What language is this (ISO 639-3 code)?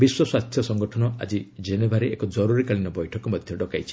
ori